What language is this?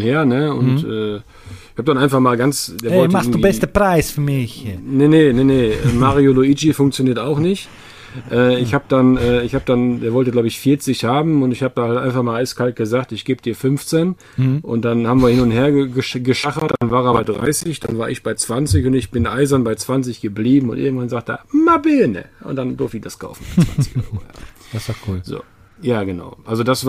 German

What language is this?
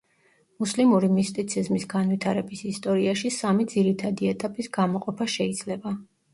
Georgian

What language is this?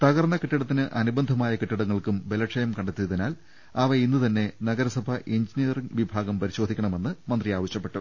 Malayalam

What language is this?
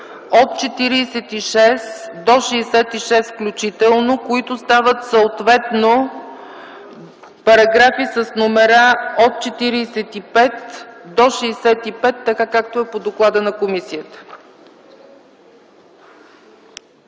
Bulgarian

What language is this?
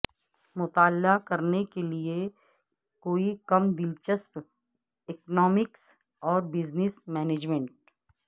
Urdu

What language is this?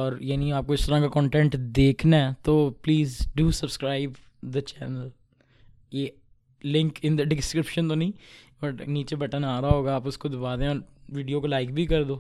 Urdu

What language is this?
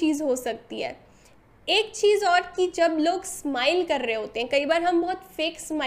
Hindi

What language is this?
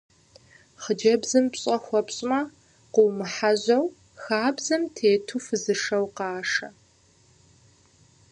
Kabardian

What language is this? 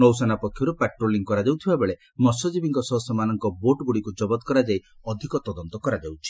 Odia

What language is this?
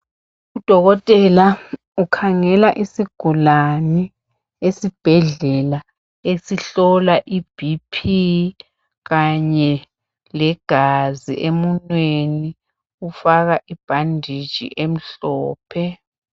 North Ndebele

